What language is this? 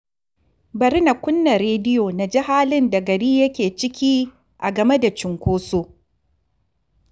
Hausa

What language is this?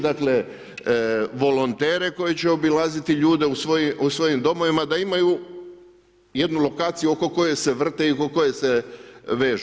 Croatian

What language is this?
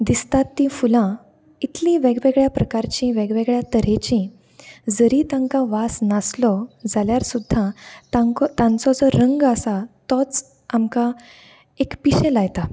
Konkani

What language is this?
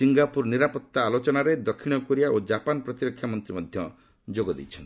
Odia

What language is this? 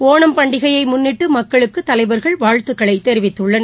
Tamil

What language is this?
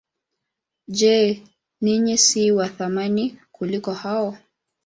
Swahili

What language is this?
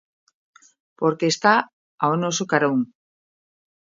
Galician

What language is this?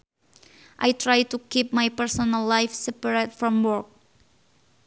Sundanese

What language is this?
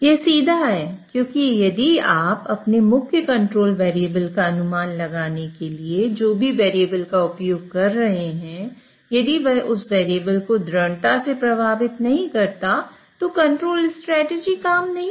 Hindi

